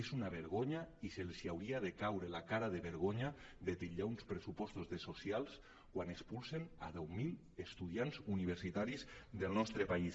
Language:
Catalan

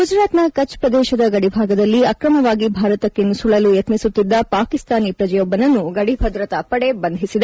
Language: Kannada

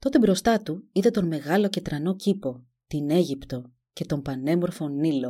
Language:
Greek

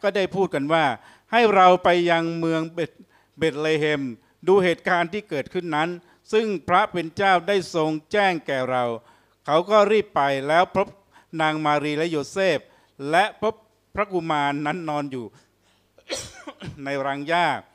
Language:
Thai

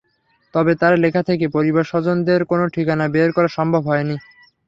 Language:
Bangla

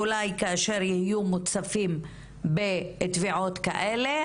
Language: Hebrew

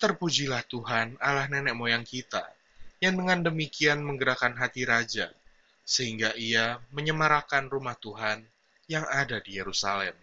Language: Indonesian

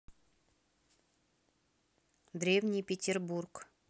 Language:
Russian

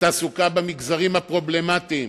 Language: Hebrew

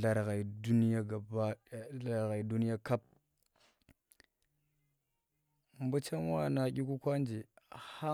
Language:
Tera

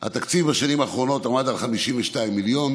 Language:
Hebrew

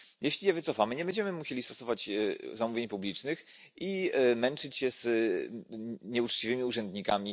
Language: Polish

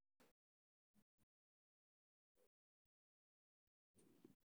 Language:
Somali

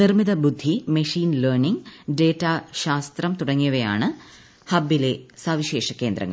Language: Malayalam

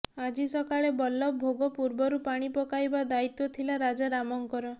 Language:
Odia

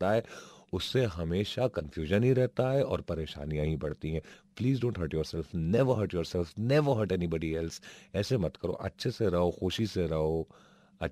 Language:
Hindi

